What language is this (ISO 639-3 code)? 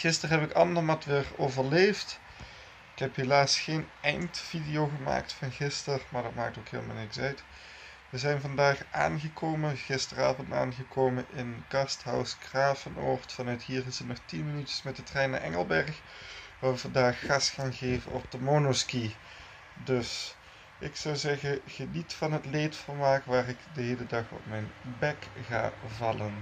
nld